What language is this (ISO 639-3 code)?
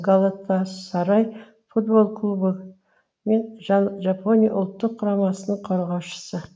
kaz